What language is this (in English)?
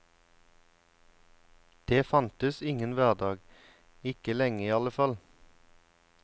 Norwegian